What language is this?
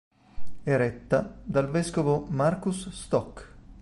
Italian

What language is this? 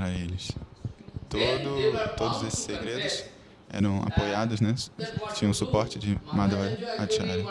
Portuguese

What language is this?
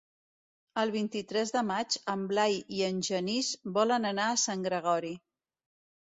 Catalan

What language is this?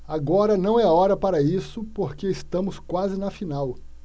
Portuguese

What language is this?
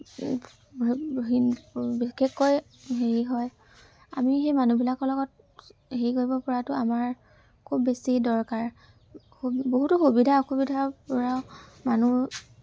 Assamese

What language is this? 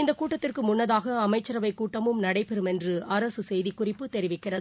Tamil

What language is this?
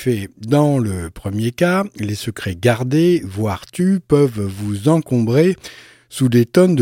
French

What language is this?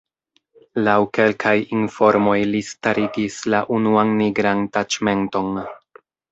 Esperanto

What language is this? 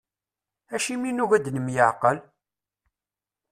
Kabyle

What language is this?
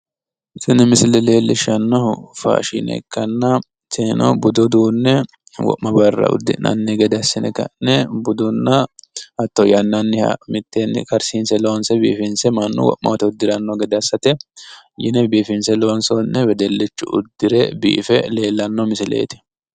Sidamo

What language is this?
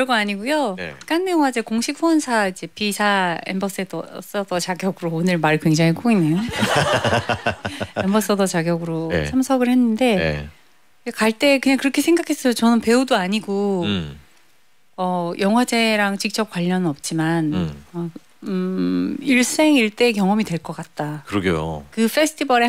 Korean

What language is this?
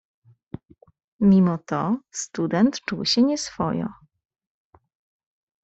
Polish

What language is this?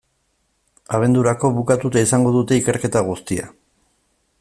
Basque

